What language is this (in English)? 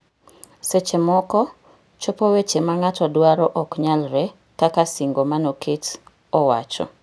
Luo (Kenya and Tanzania)